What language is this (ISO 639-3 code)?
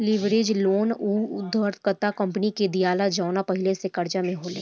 bho